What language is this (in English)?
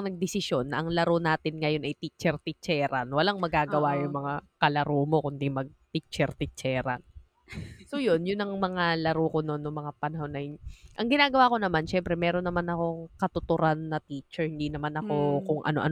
Filipino